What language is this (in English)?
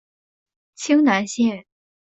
Chinese